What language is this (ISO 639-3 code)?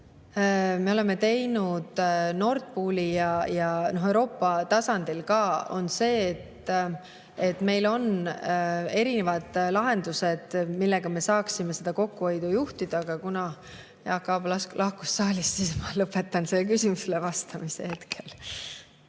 est